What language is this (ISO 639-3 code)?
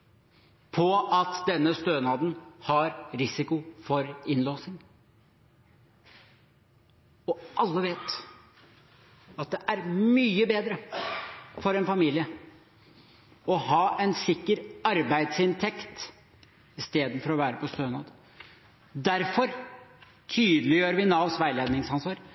nob